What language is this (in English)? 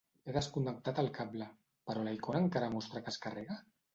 Catalan